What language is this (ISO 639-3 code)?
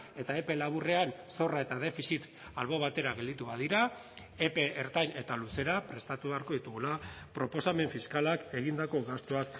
eus